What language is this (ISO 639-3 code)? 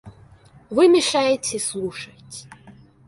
rus